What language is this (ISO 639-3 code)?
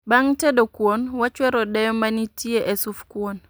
luo